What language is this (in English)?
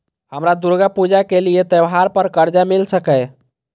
Maithili